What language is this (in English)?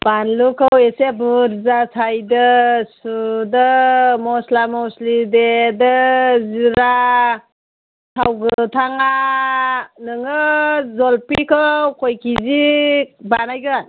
Bodo